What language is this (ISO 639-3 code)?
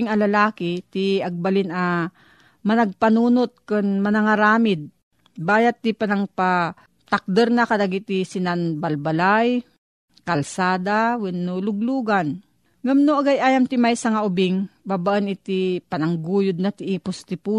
fil